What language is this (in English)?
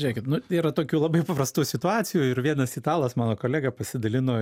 Lithuanian